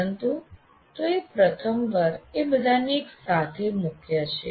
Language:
Gujarati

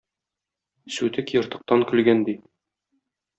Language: Tatar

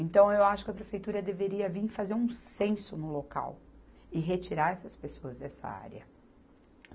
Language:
Portuguese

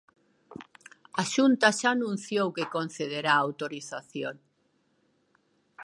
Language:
Galician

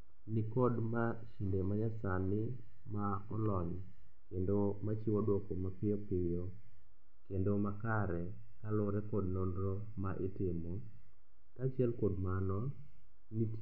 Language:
Luo (Kenya and Tanzania)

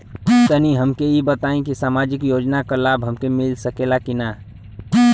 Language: Bhojpuri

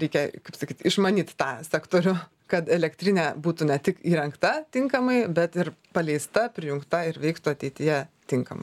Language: Lithuanian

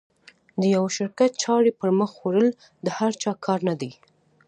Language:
Pashto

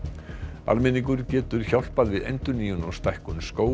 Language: Icelandic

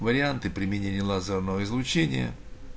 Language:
Russian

